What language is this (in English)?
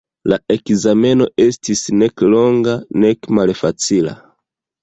Esperanto